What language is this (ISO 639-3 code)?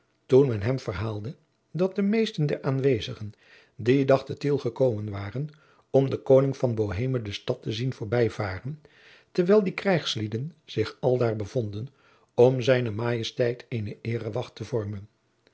nld